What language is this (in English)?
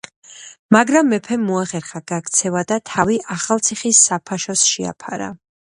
Georgian